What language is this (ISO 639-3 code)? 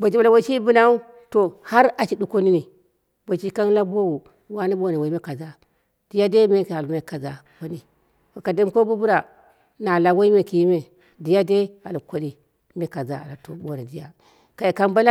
kna